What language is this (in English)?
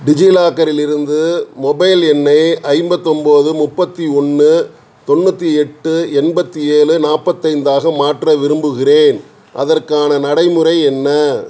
Tamil